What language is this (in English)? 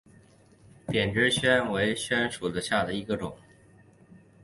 Chinese